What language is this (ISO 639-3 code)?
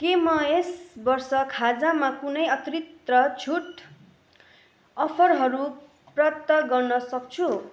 nep